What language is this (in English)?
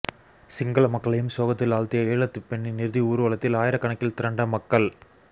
Tamil